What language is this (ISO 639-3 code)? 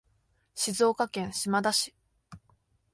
jpn